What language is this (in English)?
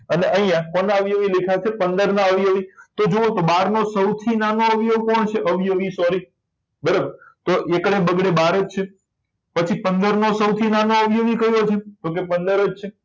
Gujarati